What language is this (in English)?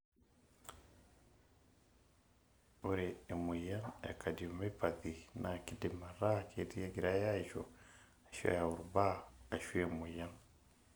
Masai